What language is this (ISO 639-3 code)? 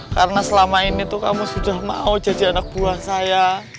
ind